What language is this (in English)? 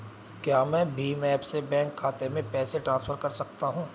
Hindi